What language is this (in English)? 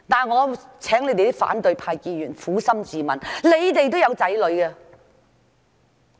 Cantonese